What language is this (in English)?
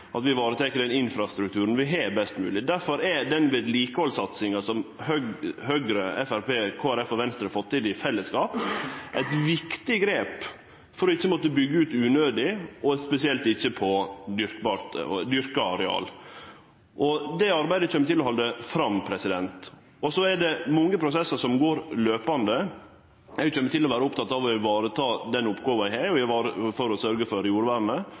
Norwegian Nynorsk